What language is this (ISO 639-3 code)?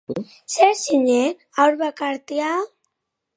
eus